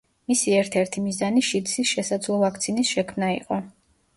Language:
Georgian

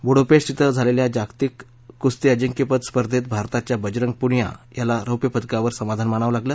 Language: Marathi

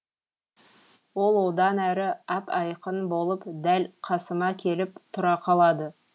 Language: Kazakh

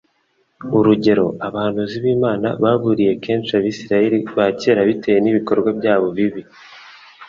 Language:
Kinyarwanda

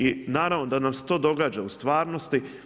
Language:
Croatian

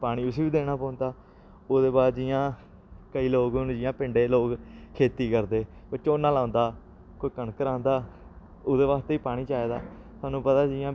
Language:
Dogri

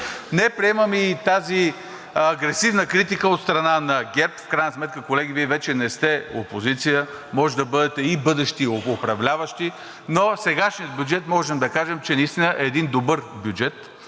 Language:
Bulgarian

